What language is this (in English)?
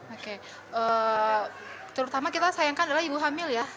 Indonesian